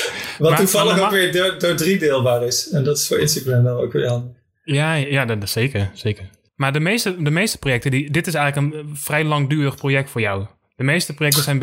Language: Dutch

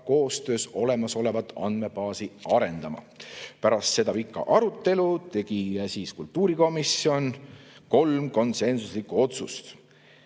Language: Estonian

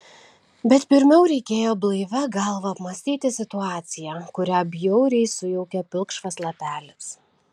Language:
Lithuanian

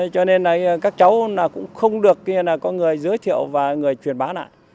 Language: Vietnamese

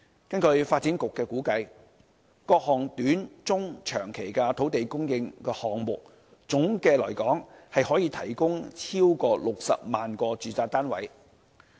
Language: Cantonese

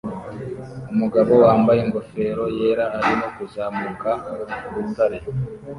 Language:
Kinyarwanda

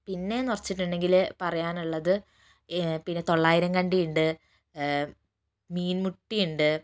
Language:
Malayalam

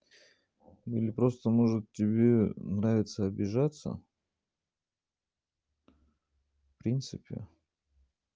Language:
Russian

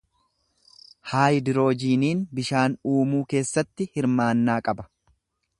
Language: Oromo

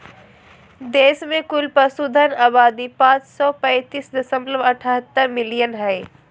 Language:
Magahi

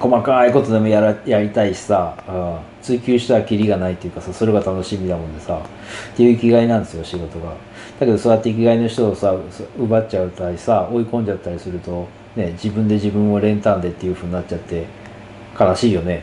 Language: Japanese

